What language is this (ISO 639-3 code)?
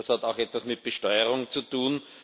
deu